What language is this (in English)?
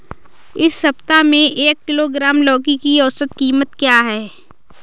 Hindi